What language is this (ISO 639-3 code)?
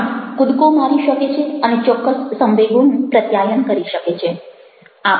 guj